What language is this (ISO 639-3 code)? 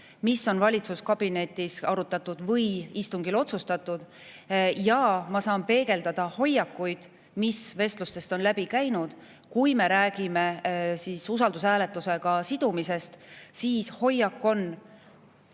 est